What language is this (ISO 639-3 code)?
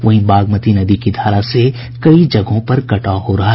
hin